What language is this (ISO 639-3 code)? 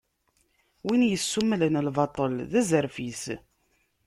kab